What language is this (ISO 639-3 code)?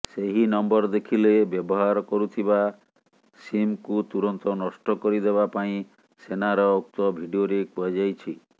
ori